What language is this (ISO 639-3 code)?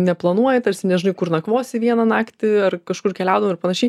lit